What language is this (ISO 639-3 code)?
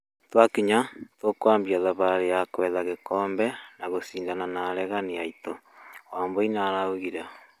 kik